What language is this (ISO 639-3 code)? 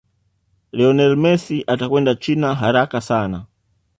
swa